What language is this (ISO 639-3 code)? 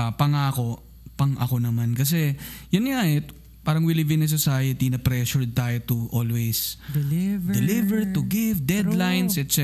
fil